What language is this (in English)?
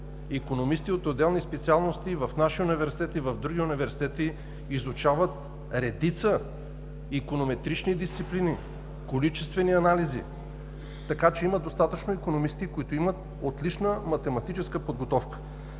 Bulgarian